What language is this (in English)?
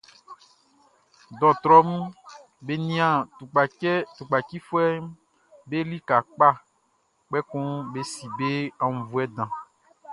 Baoulé